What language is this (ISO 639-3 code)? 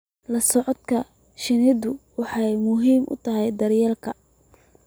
som